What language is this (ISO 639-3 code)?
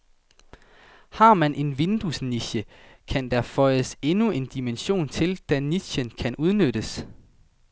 dan